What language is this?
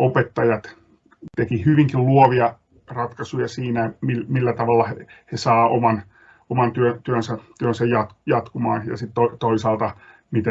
Finnish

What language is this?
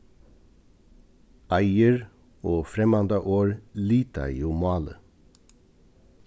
Faroese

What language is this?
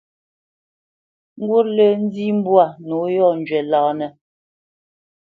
Bamenyam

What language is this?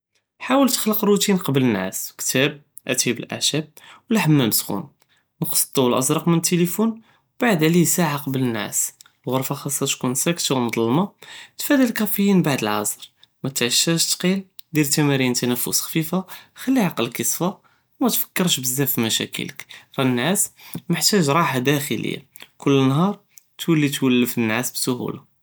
Judeo-Arabic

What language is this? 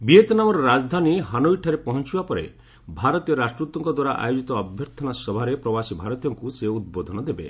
Odia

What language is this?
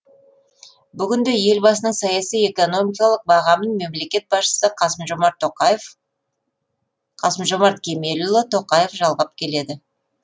Kazakh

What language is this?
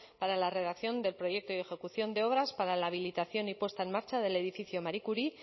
Spanish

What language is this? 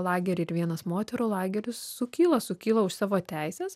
Lithuanian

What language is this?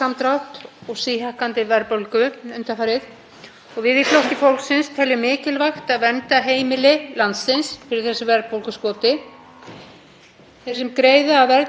Icelandic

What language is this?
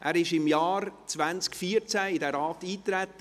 Swiss German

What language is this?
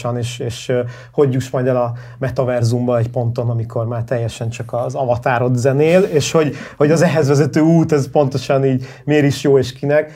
Hungarian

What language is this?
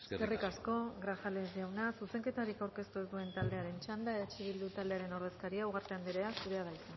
Basque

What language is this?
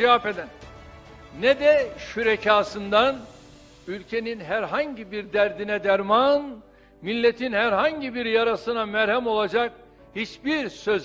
Turkish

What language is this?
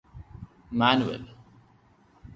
Malayalam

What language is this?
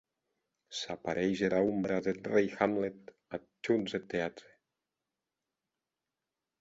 Occitan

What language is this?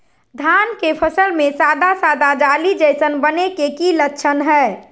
Magahi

